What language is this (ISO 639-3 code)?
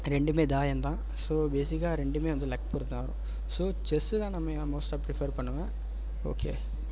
tam